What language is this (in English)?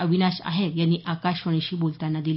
Marathi